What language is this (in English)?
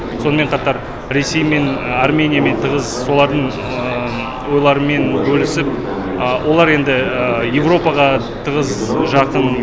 Kazakh